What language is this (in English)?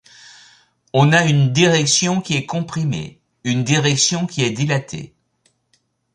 French